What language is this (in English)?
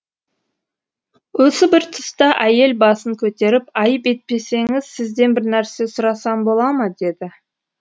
Kazakh